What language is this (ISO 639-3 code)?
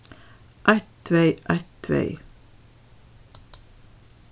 fao